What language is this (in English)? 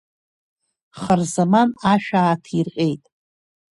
Abkhazian